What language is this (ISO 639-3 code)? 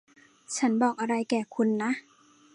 tha